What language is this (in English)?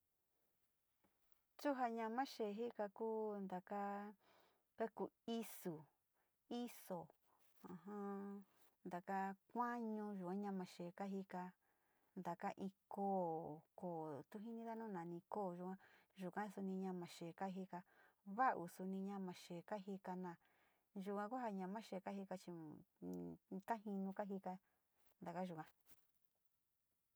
Sinicahua Mixtec